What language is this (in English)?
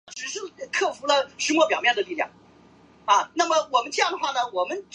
Chinese